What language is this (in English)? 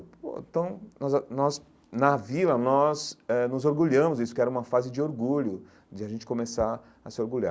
Portuguese